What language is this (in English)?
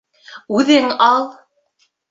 Bashkir